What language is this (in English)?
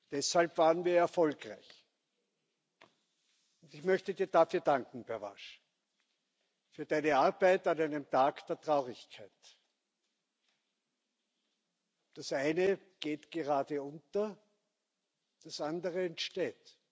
German